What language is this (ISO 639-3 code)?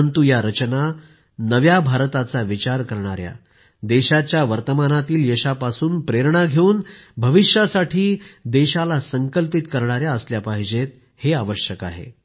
mar